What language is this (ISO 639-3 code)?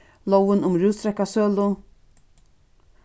fao